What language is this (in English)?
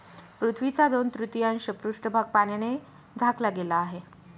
Marathi